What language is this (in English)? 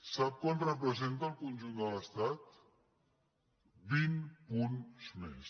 Catalan